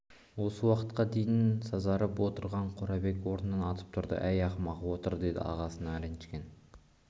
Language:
Kazakh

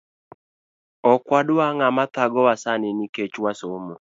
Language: Luo (Kenya and Tanzania)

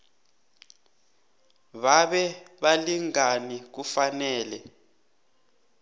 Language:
South Ndebele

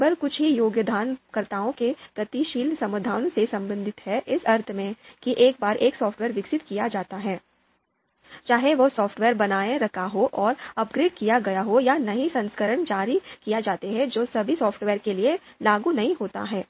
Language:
Hindi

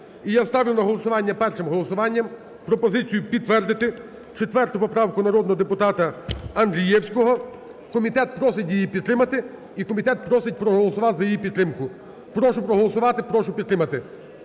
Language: Ukrainian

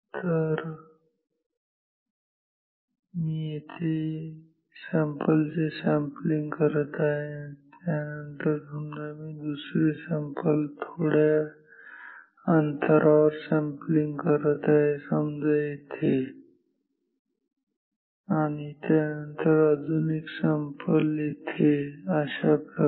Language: Marathi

